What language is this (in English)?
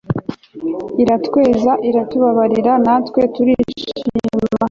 Kinyarwanda